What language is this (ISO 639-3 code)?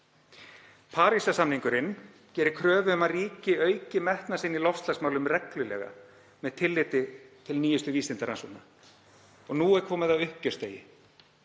isl